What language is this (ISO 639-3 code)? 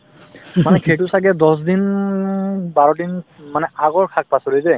asm